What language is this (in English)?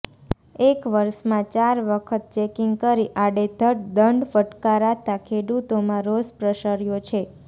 Gujarati